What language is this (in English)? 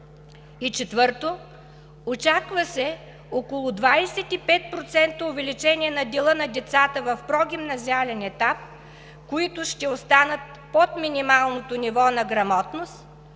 Bulgarian